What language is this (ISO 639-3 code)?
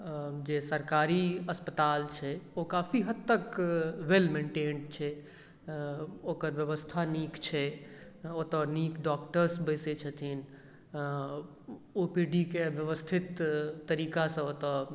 mai